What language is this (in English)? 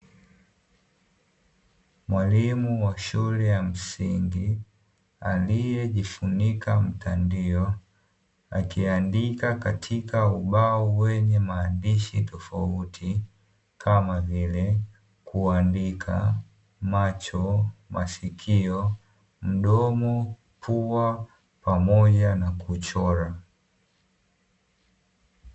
Swahili